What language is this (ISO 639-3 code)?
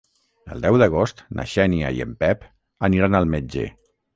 cat